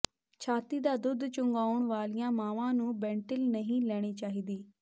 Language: Punjabi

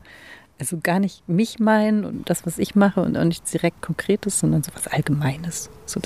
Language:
German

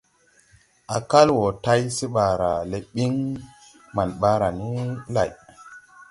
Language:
Tupuri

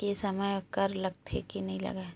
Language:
Chhattisgarhi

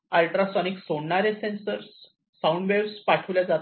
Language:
Marathi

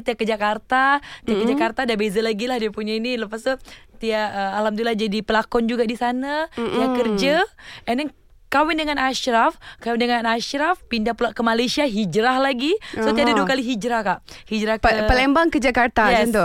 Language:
Malay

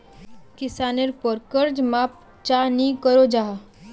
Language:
Magahi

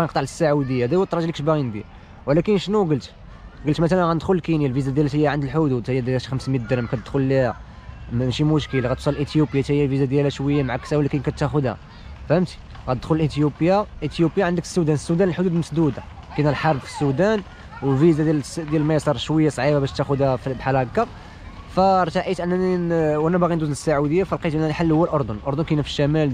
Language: Arabic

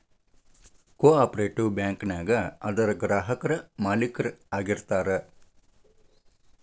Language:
Kannada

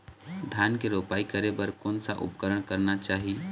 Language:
Chhattisgarhi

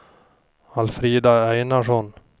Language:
Swedish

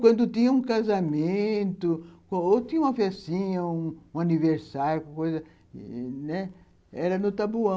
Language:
Portuguese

